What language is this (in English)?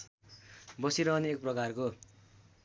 Nepali